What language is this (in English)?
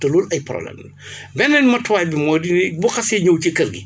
Wolof